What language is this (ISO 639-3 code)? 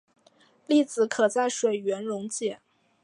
zho